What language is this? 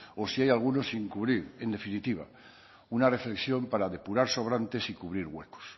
Spanish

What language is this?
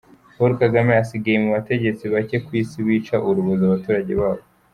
Kinyarwanda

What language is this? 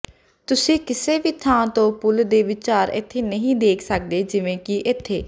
Punjabi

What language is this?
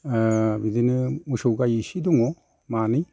Bodo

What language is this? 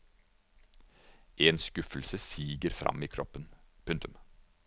Norwegian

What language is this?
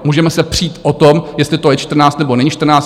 Czech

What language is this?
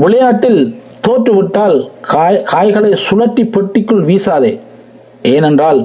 Tamil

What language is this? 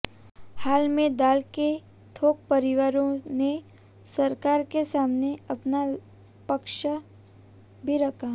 Hindi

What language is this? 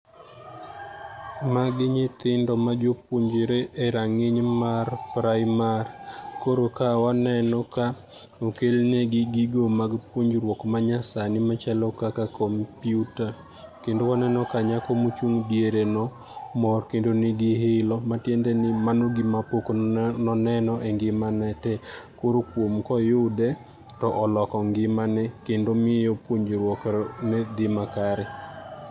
Luo (Kenya and Tanzania)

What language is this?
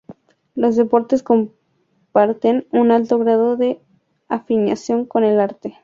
Spanish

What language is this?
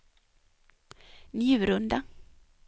Swedish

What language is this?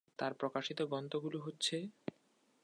Bangla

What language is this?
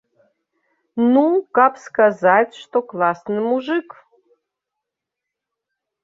Belarusian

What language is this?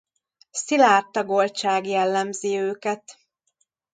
Hungarian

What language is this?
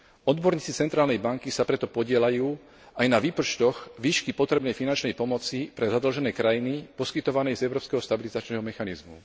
Slovak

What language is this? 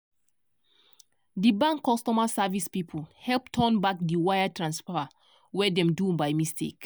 Nigerian Pidgin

